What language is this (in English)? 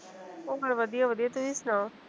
Punjabi